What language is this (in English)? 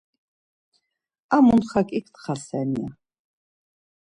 Laz